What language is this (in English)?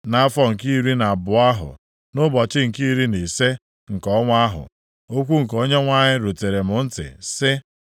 Igbo